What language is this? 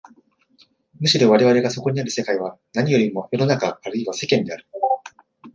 Japanese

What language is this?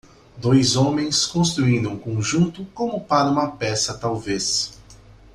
Portuguese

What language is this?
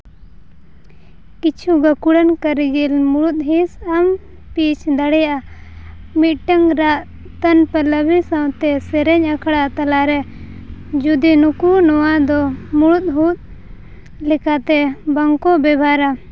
Santali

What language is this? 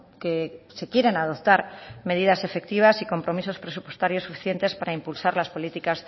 Spanish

